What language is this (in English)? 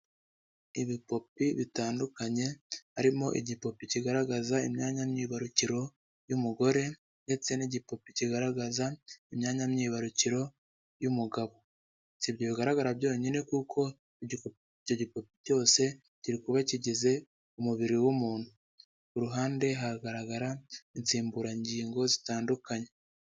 Kinyarwanda